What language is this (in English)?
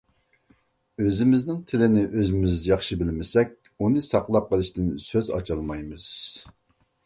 Uyghur